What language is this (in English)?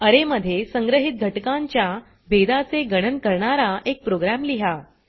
Marathi